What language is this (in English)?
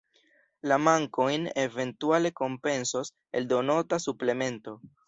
Esperanto